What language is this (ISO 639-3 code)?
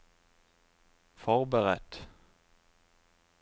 nor